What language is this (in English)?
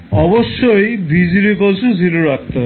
Bangla